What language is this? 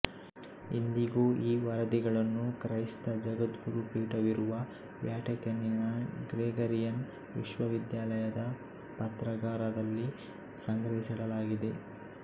Kannada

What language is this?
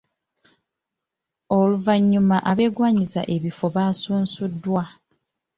Ganda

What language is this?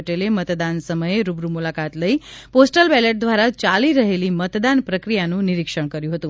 Gujarati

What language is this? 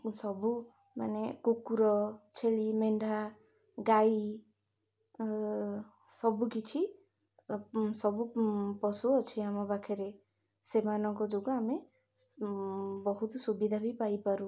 Odia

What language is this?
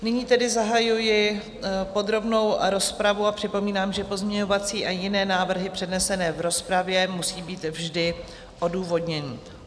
Czech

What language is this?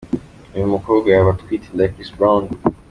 Kinyarwanda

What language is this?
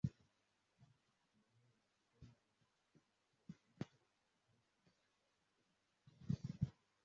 Swahili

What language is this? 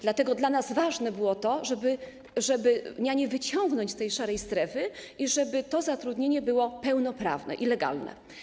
Polish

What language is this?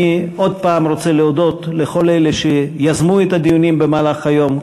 Hebrew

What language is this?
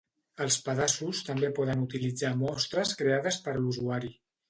Catalan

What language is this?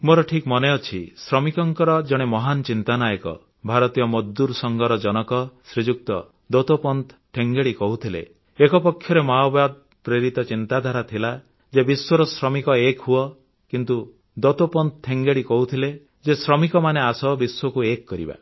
Odia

